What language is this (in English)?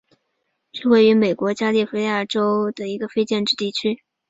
Chinese